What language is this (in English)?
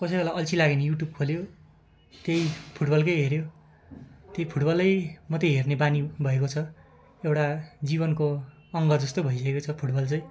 Nepali